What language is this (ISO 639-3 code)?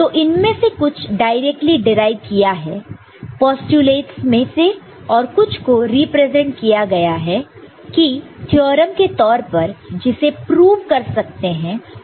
hin